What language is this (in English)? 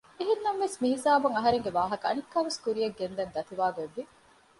Divehi